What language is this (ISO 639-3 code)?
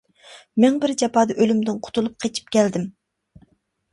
uig